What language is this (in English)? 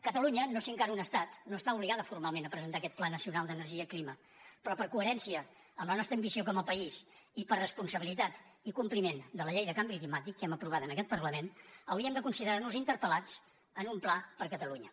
Catalan